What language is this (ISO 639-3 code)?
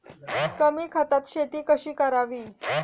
mar